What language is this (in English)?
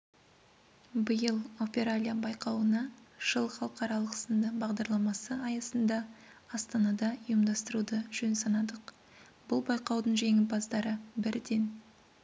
Kazakh